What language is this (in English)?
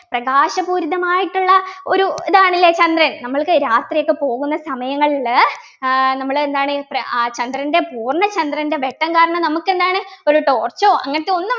Malayalam